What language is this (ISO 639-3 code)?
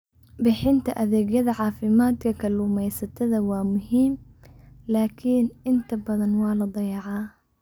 som